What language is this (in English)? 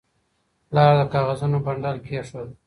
Pashto